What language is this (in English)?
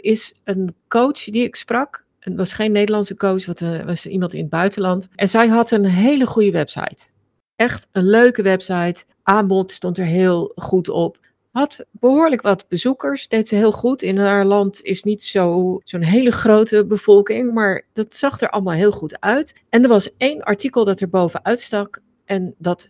Dutch